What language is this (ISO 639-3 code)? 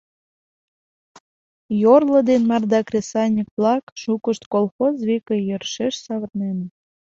chm